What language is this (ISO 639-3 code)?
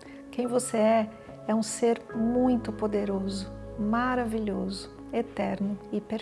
por